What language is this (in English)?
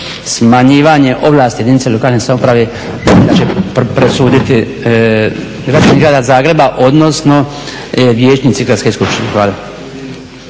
Croatian